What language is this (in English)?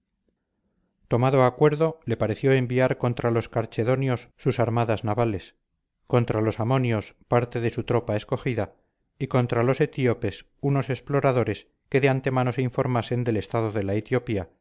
Spanish